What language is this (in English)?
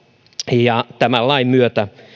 Finnish